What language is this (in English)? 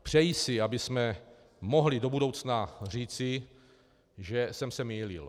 Czech